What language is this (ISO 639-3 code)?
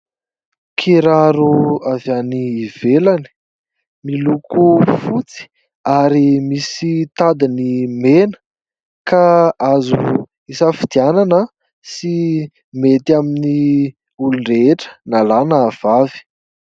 mlg